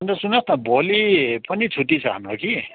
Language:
Nepali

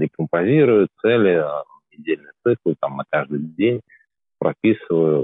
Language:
Russian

